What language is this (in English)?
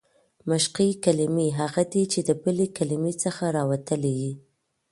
Pashto